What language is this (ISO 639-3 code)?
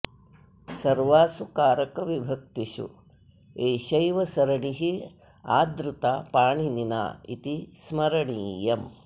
san